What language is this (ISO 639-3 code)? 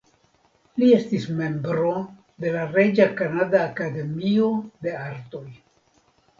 epo